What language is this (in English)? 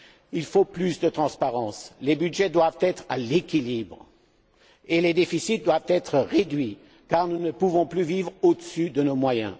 French